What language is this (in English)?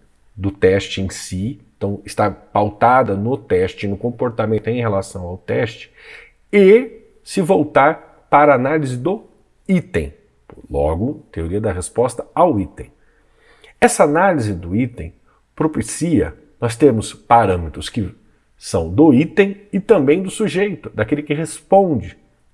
Portuguese